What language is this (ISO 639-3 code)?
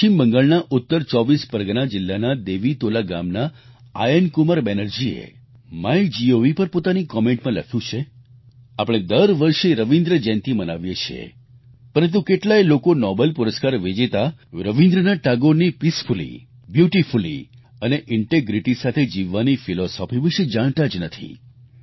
guj